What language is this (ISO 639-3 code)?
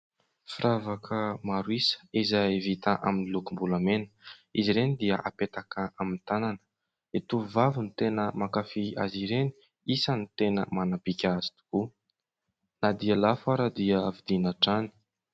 mlg